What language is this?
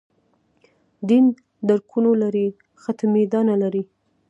Pashto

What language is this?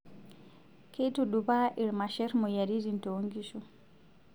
Masai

